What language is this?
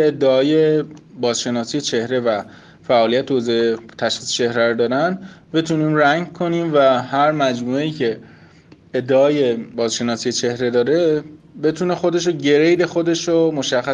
Persian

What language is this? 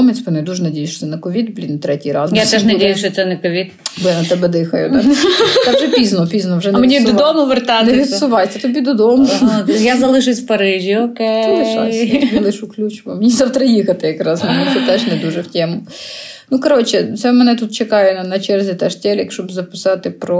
Ukrainian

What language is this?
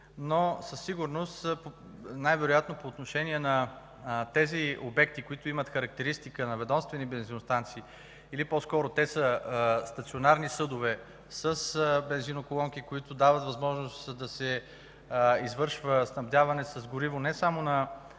Bulgarian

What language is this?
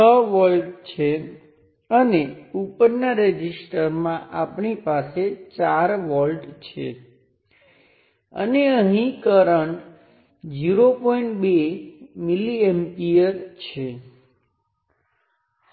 Gujarati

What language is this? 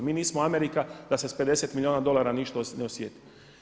Croatian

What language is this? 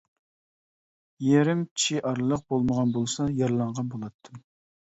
Uyghur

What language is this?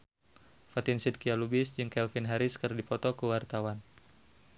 Sundanese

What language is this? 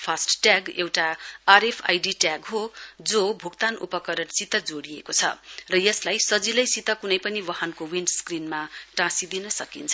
Nepali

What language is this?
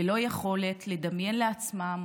Hebrew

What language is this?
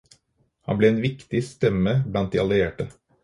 Norwegian Bokmål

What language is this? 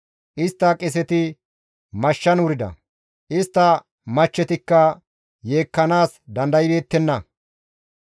Gamo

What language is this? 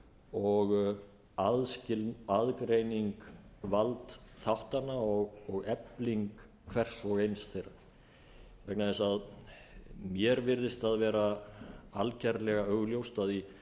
Icelandic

